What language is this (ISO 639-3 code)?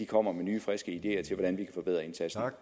dan